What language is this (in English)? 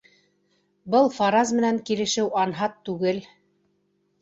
Bashkir